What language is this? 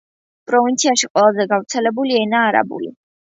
Georgian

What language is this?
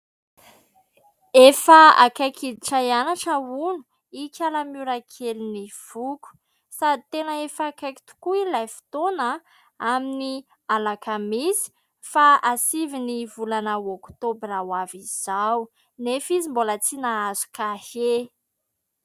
Malagasy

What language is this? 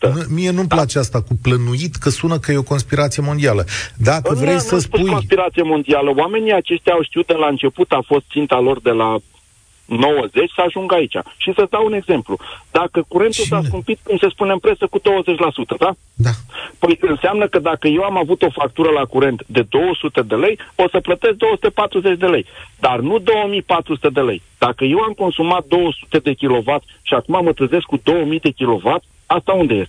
Romanian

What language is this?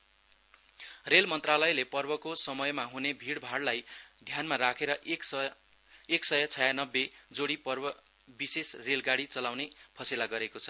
Nepali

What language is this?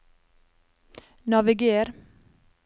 Norwegian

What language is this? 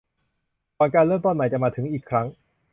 Thai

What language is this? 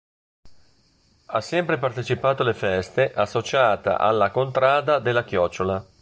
Italian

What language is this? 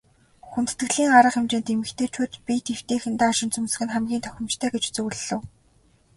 Mongolian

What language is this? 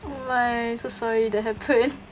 English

